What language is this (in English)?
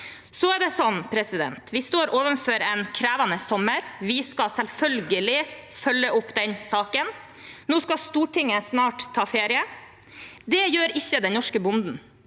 Norwegian